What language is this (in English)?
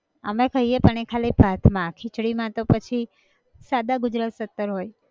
Gujarati